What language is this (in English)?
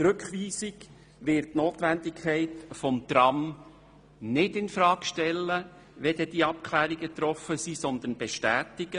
Swiss German